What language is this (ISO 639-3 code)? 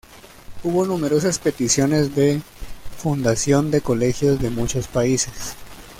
spa